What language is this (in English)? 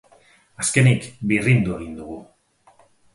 Basque